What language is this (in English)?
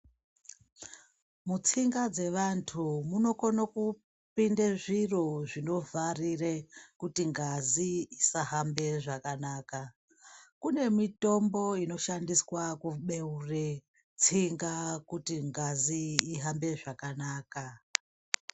Ndau